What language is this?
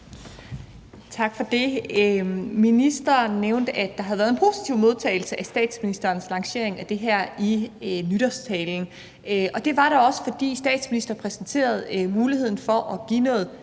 Danish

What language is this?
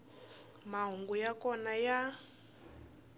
Tsonga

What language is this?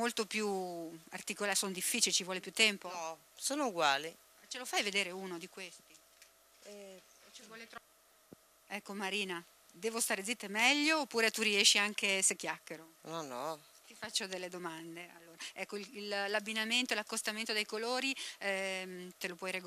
Italian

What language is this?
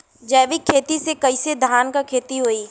Bhojpuri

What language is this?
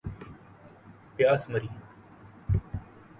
Urdu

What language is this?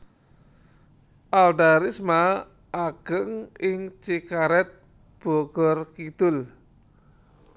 Javanese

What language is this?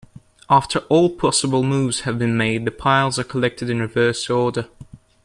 English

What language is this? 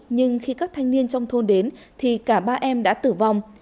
Vietnamese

